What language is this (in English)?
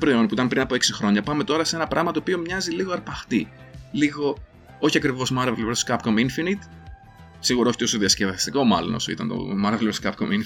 Greek